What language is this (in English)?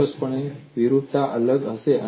Gujarati